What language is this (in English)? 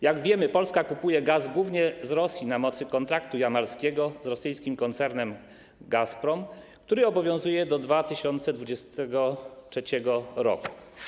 Polish